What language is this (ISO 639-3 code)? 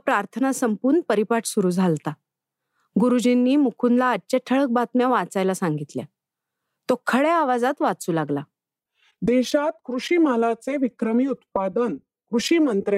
mar